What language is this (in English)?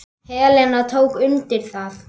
Icelandic